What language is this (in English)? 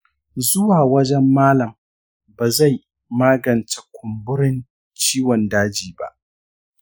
Hausa